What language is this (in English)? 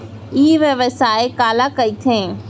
Chhattisgarhi